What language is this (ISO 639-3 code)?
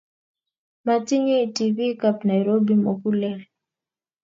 kln